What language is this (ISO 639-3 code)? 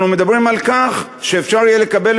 heb